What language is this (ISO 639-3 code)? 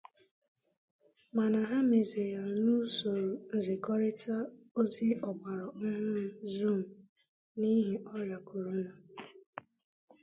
ibo